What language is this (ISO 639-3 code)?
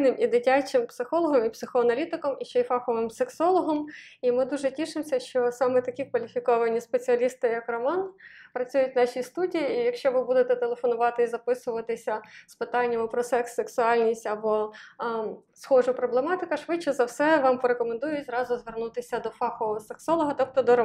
ukr